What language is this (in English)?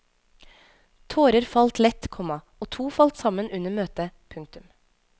Norwegian